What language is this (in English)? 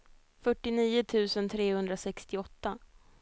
Swedish